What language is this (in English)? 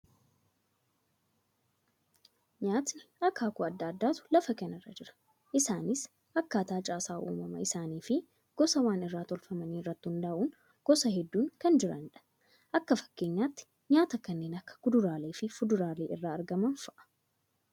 Oromo